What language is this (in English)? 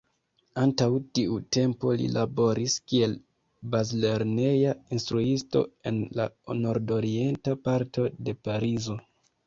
Esperanto